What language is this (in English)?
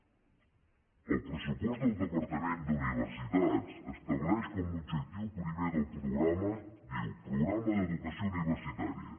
Catalan